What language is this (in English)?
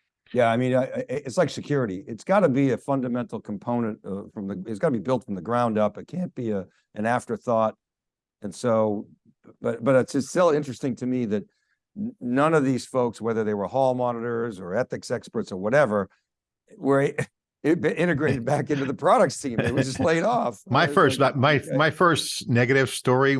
English